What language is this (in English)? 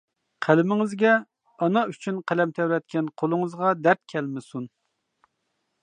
Uyghur